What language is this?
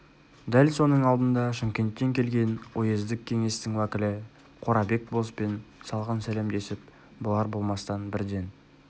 Kazakh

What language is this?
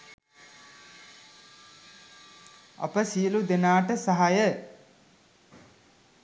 Sinhala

